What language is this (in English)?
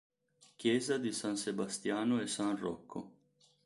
Italian